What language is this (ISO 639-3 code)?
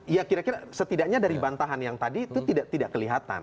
ind